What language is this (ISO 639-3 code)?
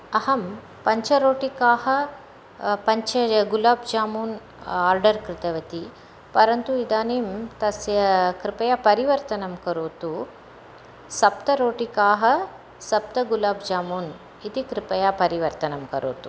san